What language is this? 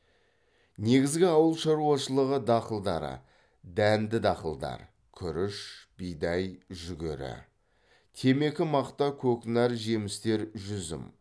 Kazakh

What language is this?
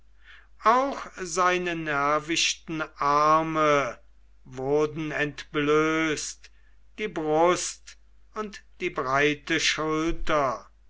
German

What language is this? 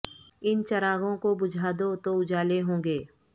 Urdu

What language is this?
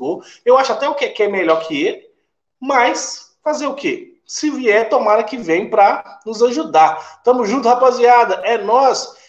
Portuguese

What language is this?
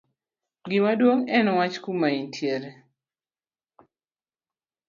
Luo (Kenya and Tanzania)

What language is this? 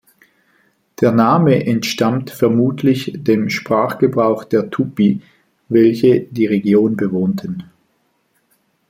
German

